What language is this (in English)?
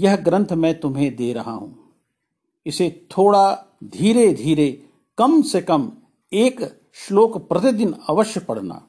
Hindi